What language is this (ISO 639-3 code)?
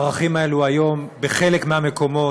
heb